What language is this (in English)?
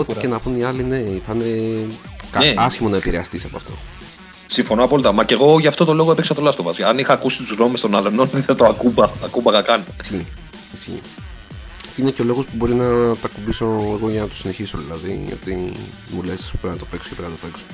Greek